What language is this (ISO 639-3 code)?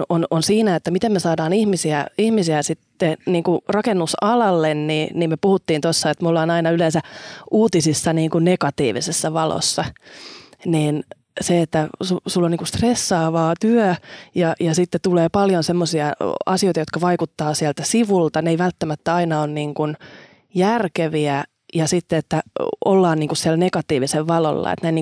fin